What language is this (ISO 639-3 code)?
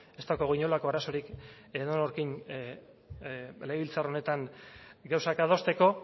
eus